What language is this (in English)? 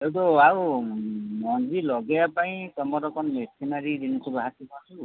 Odia